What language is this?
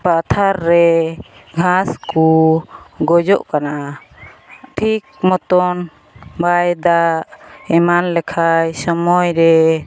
Santali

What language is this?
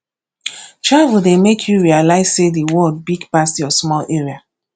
Nigerian Pidgin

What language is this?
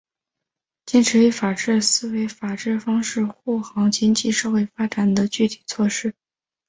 Chinese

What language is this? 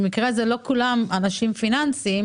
Hebrew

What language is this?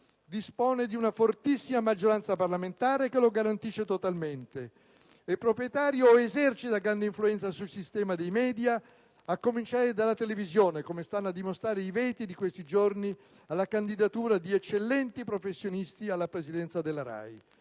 Italian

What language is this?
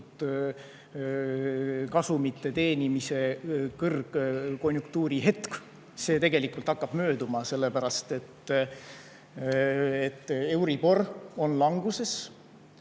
Estonian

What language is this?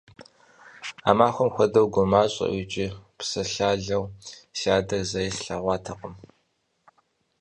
Kabardian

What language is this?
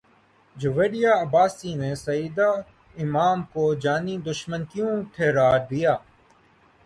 Urdu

